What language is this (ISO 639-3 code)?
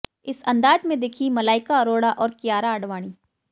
hin